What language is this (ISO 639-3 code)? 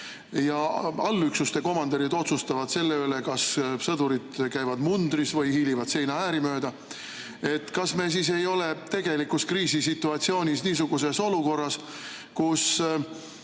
est